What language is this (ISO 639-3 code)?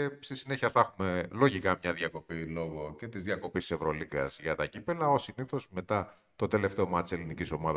ell